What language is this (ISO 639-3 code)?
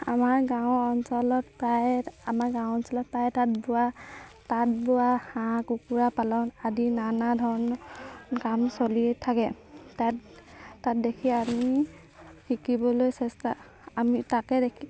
asm